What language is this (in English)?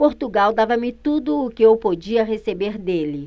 Portuguese